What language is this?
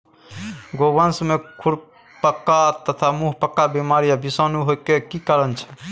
Maithili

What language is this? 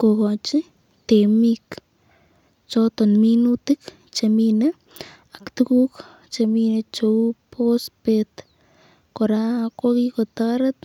Kalenjin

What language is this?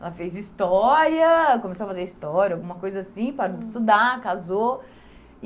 Portuguese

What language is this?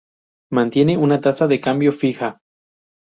Spanish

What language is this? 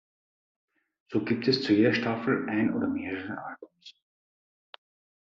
German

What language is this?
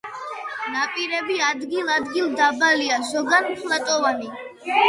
Georgian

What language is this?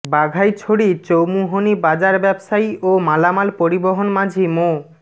Bangla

